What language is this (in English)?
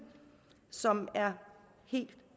Danish